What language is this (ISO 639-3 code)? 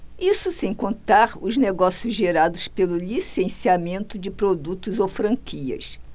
por